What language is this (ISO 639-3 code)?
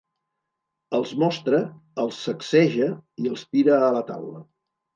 cat